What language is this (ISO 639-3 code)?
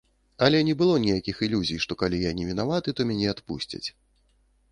bel